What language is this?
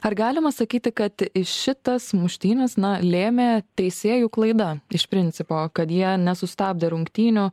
Lithuanian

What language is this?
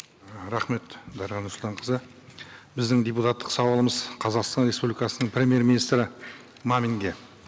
Kazakh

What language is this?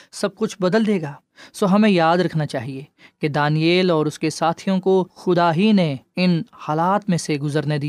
Urdu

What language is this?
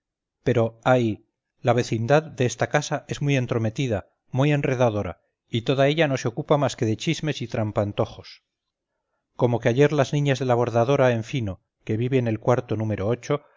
Spanish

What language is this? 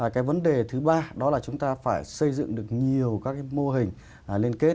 Vietnamese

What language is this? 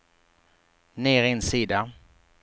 Swedish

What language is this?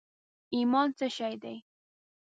Pashto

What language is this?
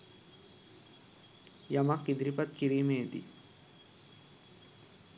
Sinhala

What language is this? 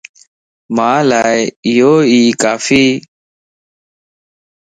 Lasi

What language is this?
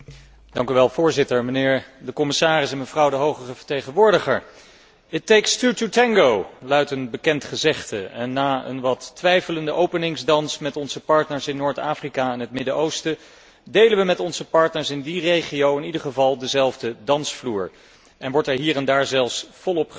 Dutch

